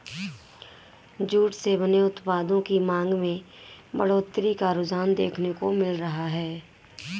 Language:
Hindi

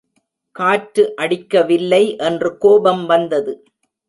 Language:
Tamil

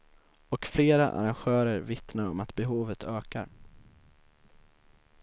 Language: Swedish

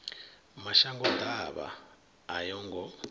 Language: Venda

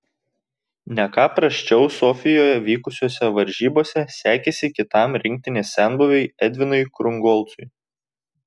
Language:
Lithuanian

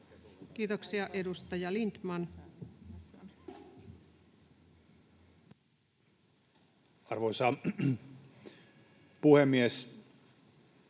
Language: Finnish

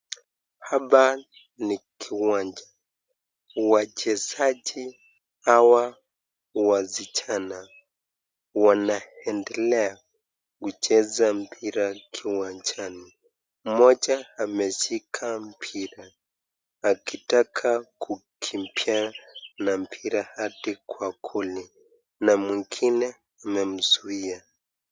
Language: Swahili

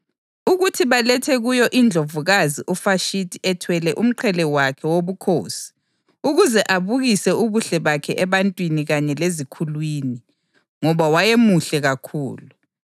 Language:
North Ndebele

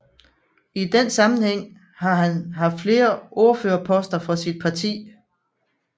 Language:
Danish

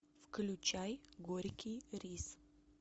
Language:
Russian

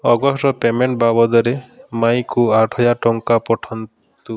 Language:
Odia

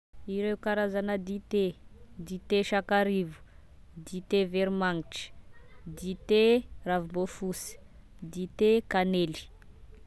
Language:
Tesaka Malagasy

